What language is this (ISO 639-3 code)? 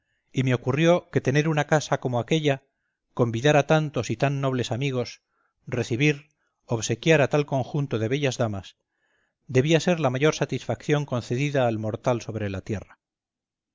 spa